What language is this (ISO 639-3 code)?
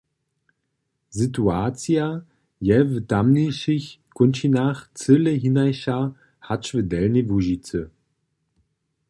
hsb